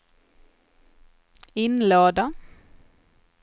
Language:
Swedish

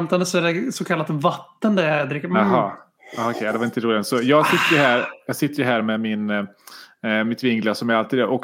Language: Swedish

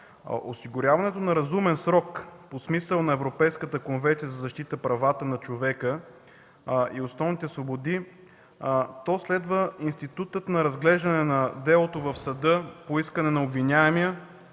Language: Bulgarian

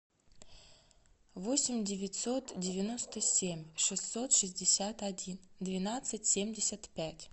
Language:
Russian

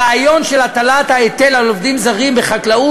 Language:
Hebrew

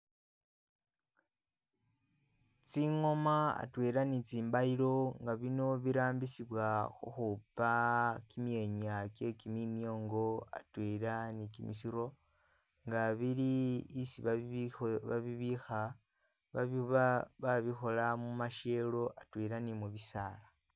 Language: Masaaba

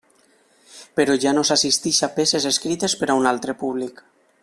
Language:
Catalan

